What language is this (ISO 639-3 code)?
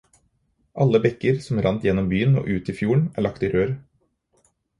nob